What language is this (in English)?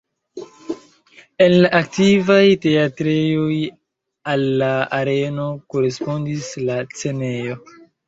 Esperanto